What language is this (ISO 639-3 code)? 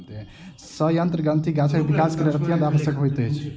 mai